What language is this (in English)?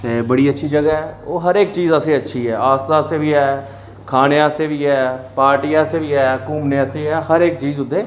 Dogri